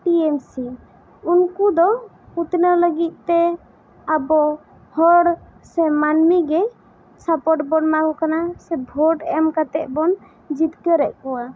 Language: Santali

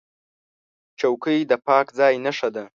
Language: Pashto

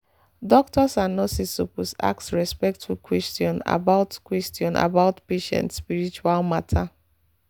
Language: Nigerian Pidgin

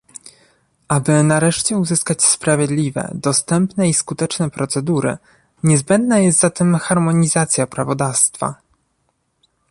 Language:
Polish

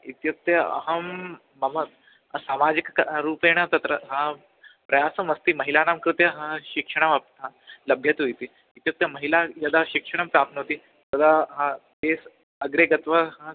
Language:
Sanskrit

